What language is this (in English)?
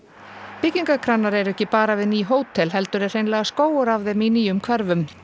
Icelandic